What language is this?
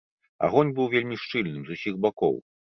Belarusian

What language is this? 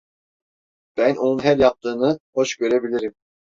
Turkish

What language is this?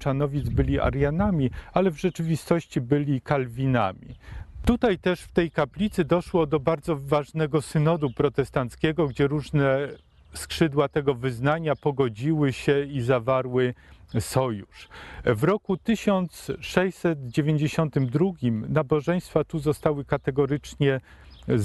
Polish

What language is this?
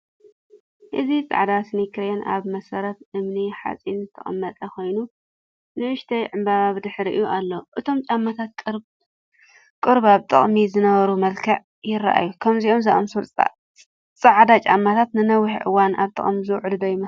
Tigrinya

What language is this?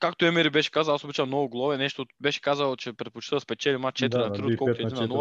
Bulgarian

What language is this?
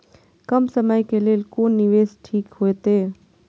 Maithili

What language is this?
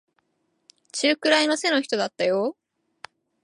Japanese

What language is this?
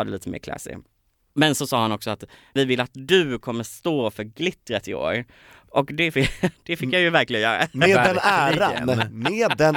Swedish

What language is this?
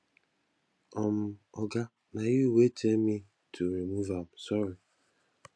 Nigerian Pidgin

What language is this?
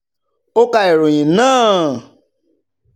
Yoruba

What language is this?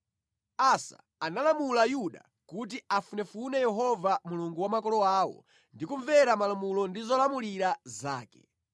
Nyanja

